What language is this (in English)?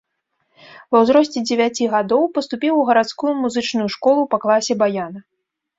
Belarusian